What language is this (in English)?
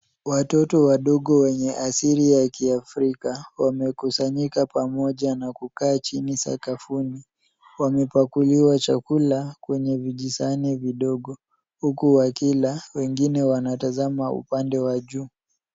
Swahili